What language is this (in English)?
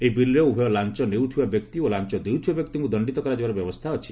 Odia